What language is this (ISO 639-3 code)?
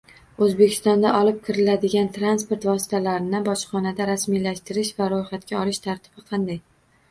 uzb